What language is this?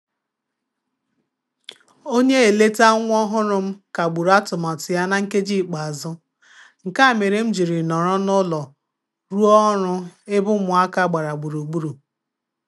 Igbo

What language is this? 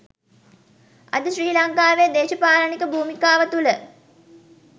Sinhala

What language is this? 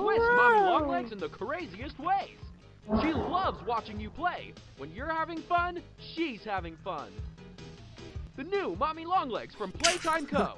German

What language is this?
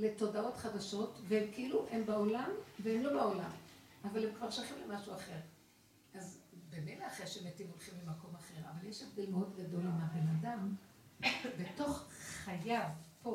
Hebrew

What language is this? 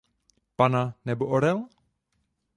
Czech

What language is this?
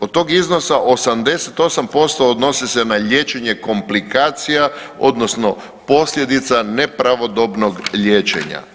Croatian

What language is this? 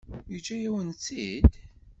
Kabyle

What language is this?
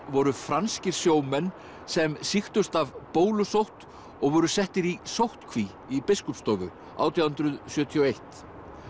Icelandic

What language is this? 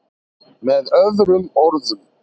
Icelandic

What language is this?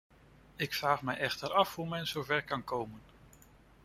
Dutch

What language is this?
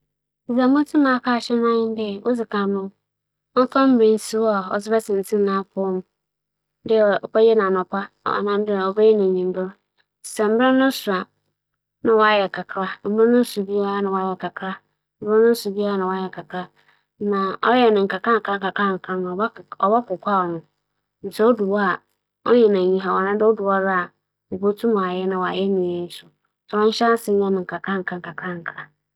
Akan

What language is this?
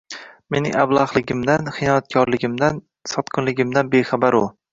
Uzbek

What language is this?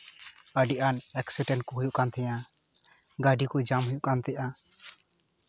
Santali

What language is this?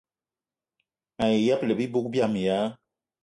Eton (Cameroon)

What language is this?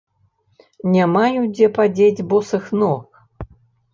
Belarusian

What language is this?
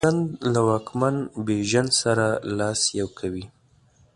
Pashto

